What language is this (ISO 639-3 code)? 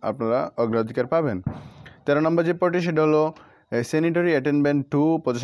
hin